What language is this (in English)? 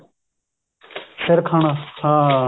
Punjabi